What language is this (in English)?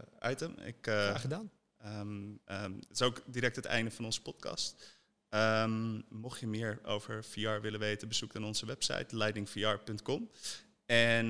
Dutch